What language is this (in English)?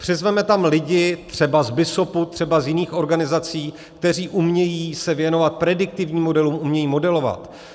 Czech